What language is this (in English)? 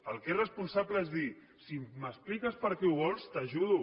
Catalan